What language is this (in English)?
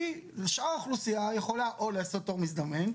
Hebrew